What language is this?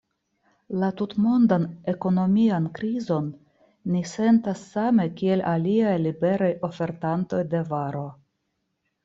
Esperanto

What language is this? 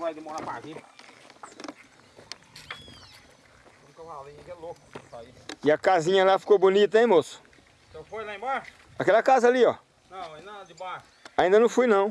Portuguese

